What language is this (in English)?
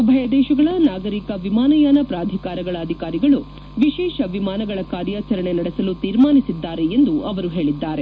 Kannada